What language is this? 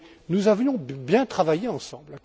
French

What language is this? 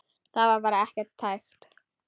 Icelandic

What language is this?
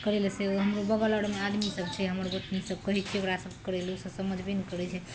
Maithili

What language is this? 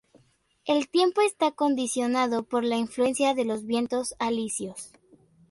Spanish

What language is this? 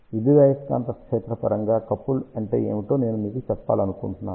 Telugu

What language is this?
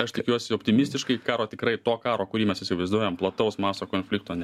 Lithuanian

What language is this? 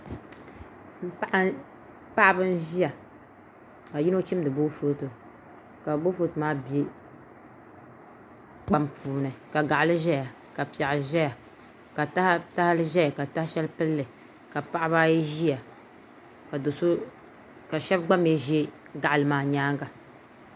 Dagbani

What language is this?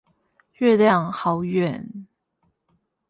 Chinese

